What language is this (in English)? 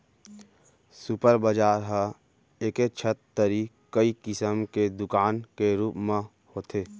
Chhattisgarhi